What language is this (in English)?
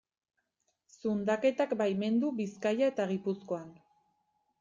Basque